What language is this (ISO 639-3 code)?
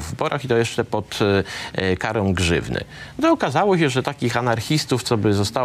pol